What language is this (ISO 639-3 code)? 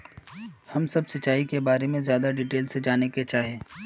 mag